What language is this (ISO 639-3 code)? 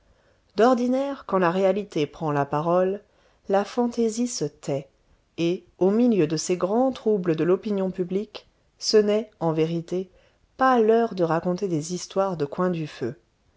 fra